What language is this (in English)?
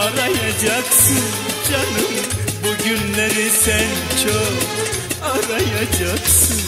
Turkish